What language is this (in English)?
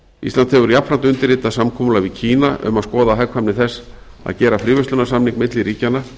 Icelandic